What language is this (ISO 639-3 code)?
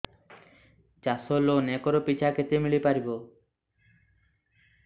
ori